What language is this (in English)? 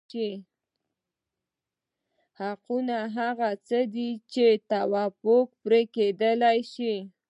Pashto